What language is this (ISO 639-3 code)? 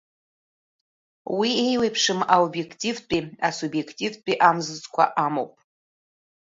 abk